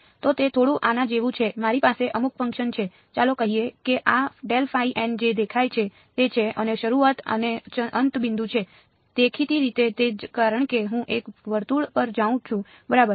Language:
Gujarati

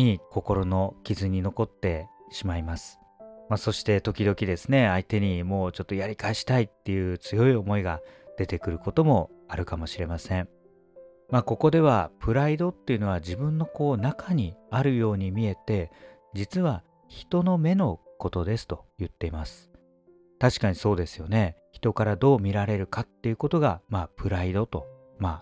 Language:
Japanese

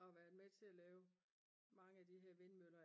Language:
Danish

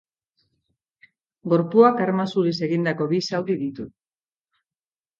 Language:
Basque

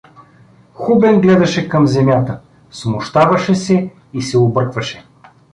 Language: Bulgarian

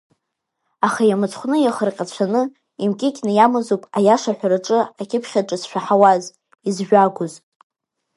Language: Abkhazian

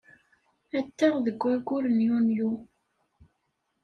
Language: Kabyle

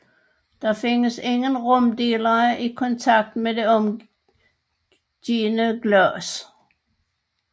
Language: Danish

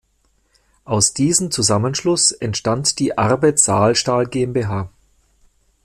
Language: German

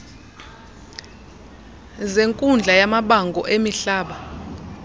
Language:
Xhosa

